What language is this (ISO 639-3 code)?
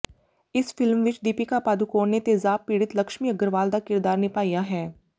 pan